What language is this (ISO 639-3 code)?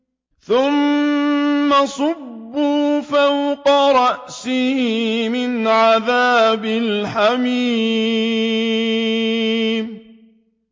ara